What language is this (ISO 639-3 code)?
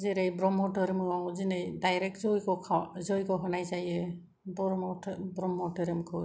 brx